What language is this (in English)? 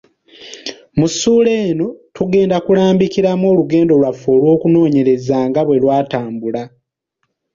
Ganda